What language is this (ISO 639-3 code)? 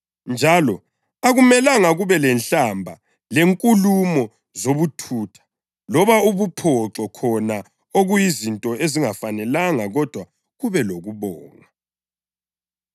nde